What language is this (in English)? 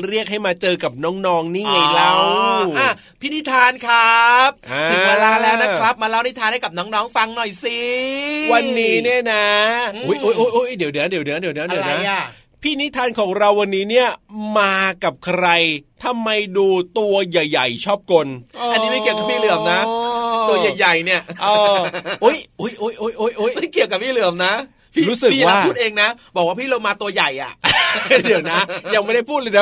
Thai